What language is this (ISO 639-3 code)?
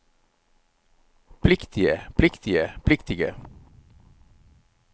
nor